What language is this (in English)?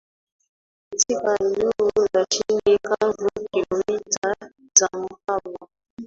Swahili